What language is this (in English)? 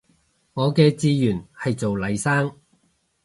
Cantonese